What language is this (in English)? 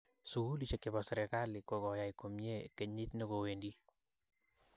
Kalenjin